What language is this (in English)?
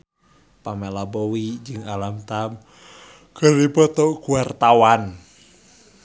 Sundanese